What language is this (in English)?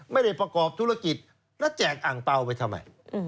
Thai